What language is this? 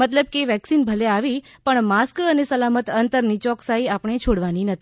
Gujarati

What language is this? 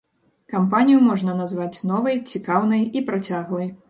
Belarusian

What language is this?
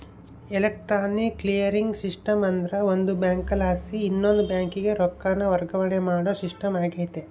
Kannada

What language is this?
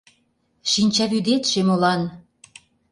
Mari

